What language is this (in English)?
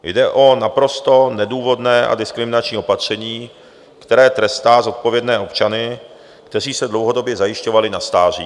Czech